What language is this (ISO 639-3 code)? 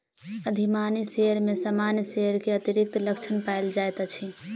mai